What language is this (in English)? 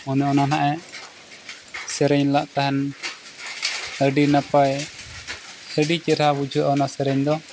Santali